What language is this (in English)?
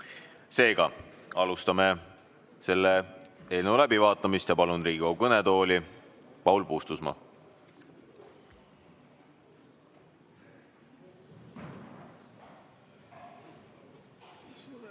Estonian